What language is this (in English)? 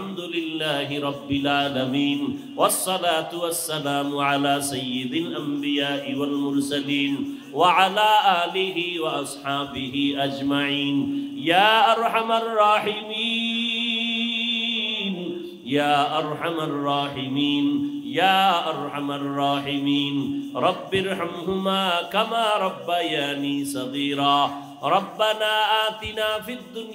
Arabic